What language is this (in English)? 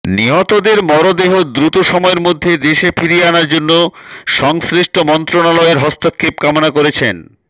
Bangla